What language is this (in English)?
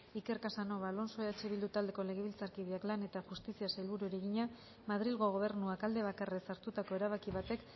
Basque